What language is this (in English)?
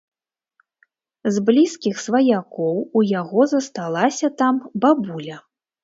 Belarusian